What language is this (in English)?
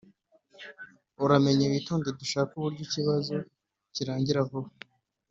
Kinyarwanda